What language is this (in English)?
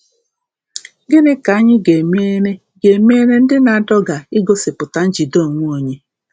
Igbo